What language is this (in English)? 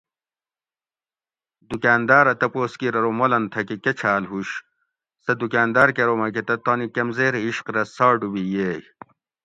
Gawri